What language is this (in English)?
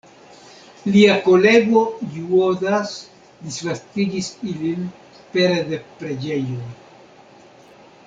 Esperanto